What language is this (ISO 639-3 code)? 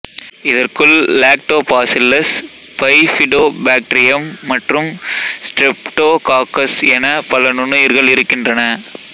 tam